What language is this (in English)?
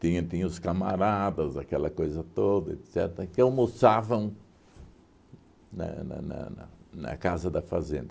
Portuguese